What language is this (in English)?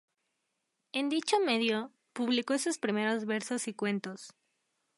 Spanish